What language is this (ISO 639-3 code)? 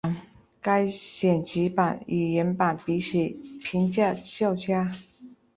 zho